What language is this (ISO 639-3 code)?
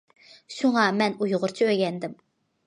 uig